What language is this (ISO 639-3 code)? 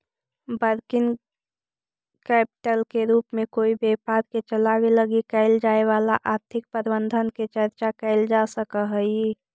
mag